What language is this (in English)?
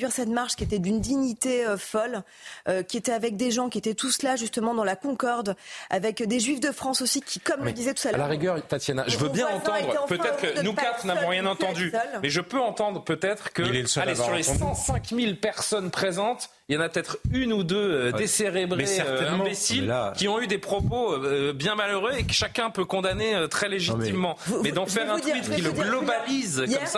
French